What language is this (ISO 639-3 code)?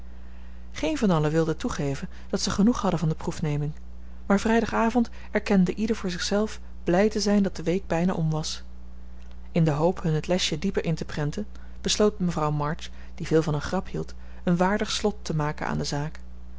nld